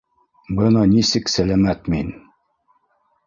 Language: Bashkir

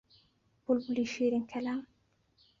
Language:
Central Kurdish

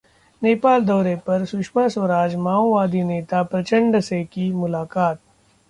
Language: Hindi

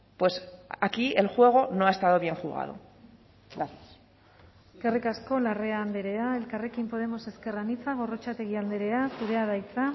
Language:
Basque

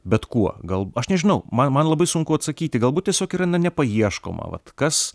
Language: Lithuanian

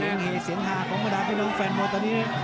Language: Thai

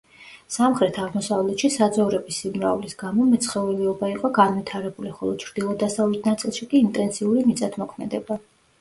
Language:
Georgian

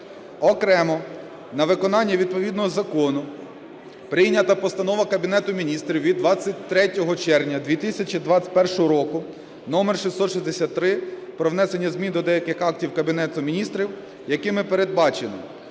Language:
Ukrainian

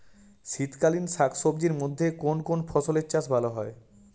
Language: Bangla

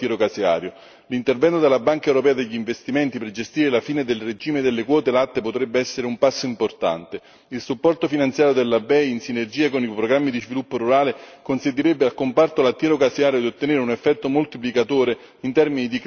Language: Italian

